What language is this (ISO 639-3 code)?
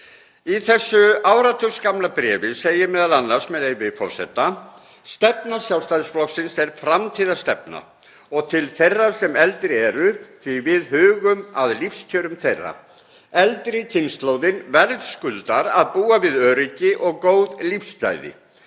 isl